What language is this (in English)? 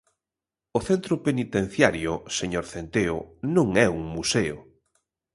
Galician